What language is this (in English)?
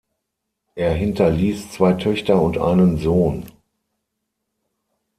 German